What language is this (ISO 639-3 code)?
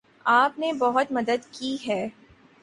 urd